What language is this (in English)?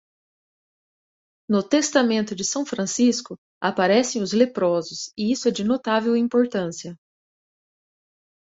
Portuguese